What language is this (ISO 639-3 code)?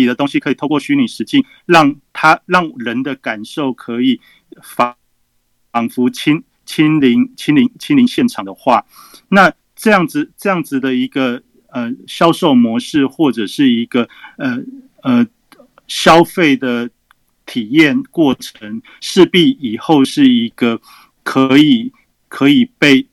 zho